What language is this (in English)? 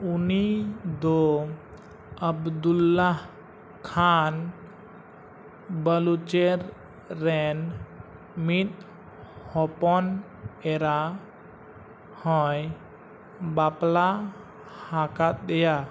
Santali